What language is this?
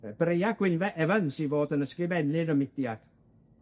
Welsh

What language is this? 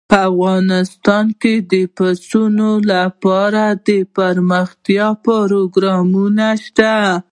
Pashto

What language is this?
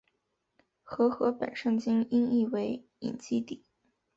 Chinese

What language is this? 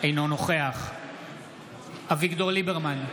Hebrew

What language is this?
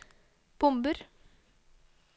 Norwegian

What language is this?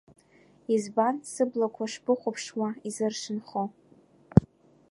Abkhazian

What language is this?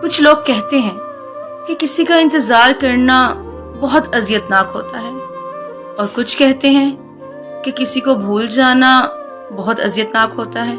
Urdu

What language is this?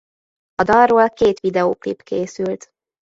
Hungarian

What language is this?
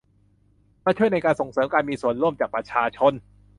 Thai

